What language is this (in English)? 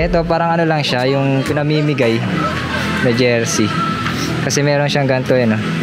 Filipino